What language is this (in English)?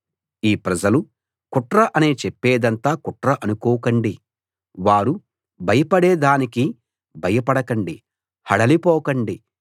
Telugu